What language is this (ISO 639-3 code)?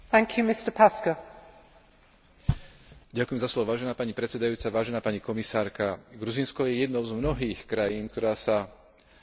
slk